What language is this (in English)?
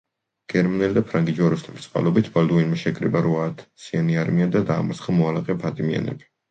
Georgian